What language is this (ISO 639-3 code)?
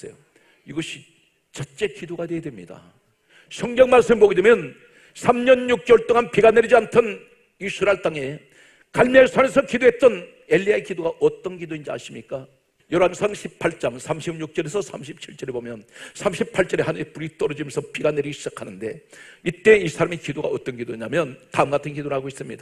kor